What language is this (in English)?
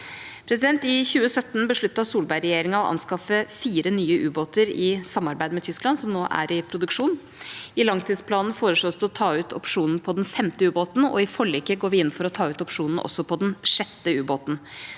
Norwegian